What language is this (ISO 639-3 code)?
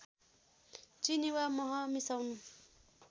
nep